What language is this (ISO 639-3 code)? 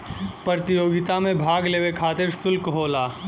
bho